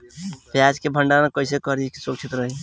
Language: Bhojpuri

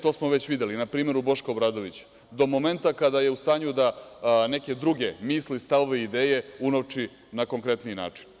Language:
Serbian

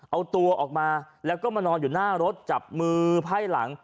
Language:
Thai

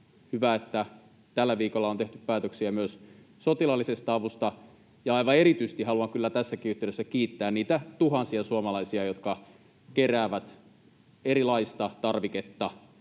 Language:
Finnish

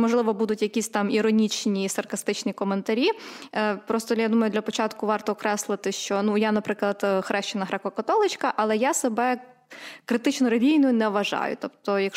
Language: Ukrainian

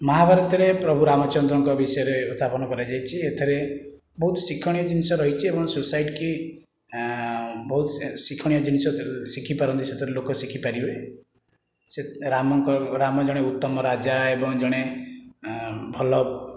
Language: Odia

